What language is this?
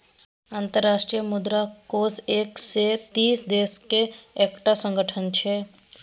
Maithili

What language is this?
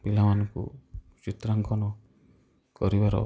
Odia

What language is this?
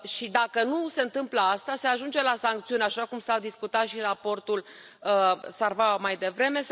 Romanian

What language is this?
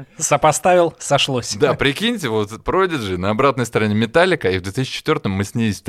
Russian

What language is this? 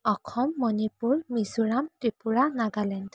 Assamese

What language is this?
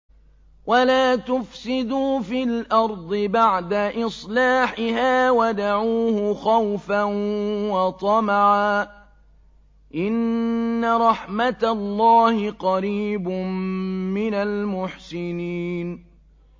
Arabic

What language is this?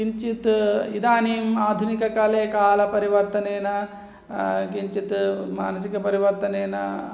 Sanskrit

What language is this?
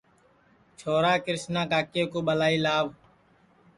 Sansi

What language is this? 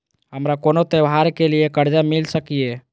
Maithili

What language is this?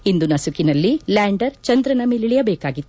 Kannada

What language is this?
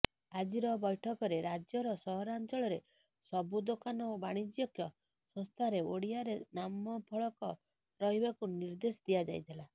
Odia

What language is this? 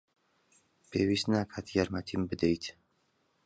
Central Kurdish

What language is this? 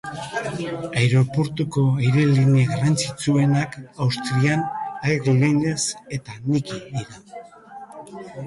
Basque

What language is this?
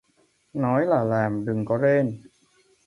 Vietnamese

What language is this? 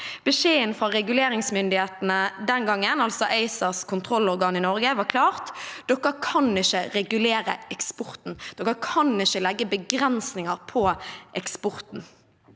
Norwegian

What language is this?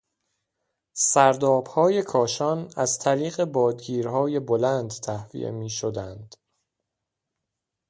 Persian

